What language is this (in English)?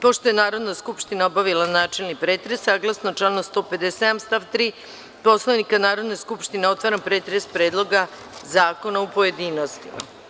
Serbian